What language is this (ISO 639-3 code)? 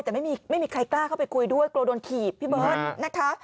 tha